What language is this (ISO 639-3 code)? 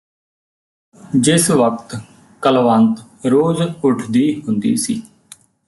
pan